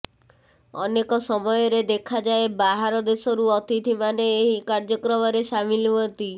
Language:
Odia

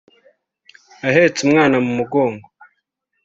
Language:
Kinyarwanda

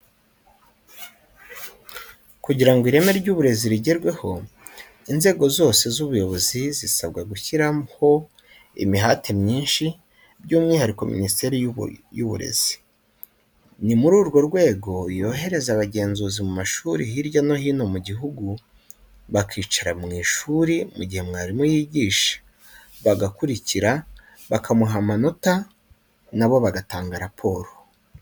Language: Kinyarwanda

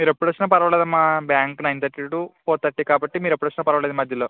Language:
Telugu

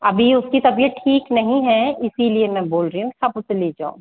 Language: Hindi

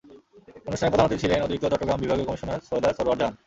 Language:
Bangla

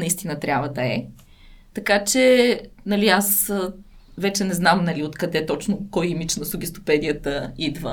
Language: Bulgarian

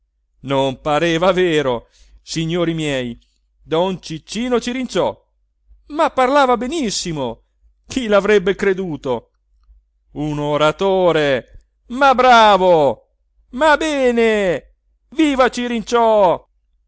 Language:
Italian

